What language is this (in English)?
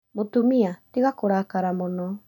Kikuyu